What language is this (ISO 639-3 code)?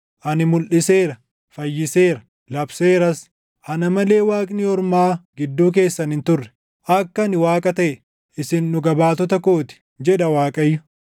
orm